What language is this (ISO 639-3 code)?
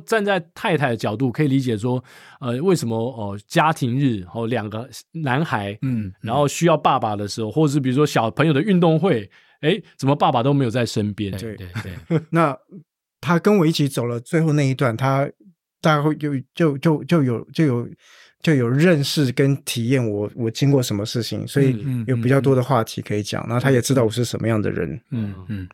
zho